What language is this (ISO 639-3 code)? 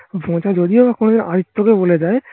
ben